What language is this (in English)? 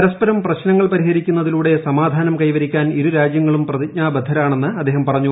Malayalam